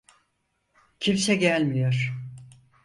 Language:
Turkish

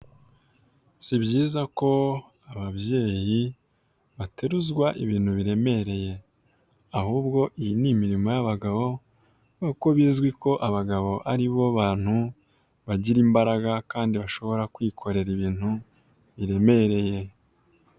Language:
Kinyarwanda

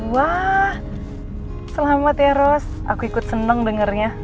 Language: Indonesian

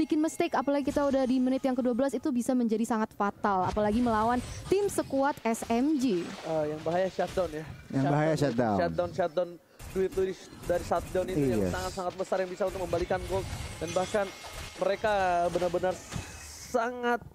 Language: Indonesian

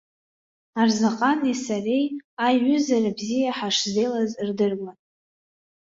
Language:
Abkhazian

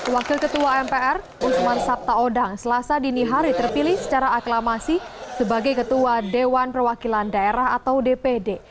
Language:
Indonesian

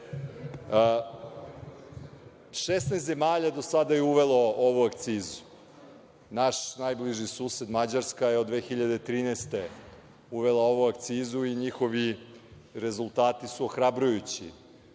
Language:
Serbian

